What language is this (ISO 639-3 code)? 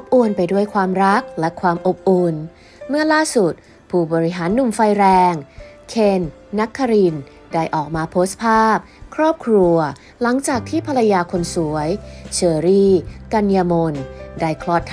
tha